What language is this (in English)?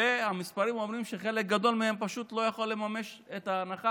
Hebrew